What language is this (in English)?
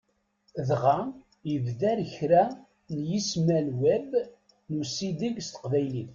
Kabyle